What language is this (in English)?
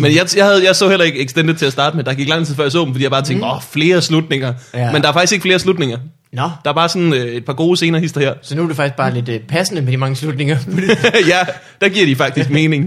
Danish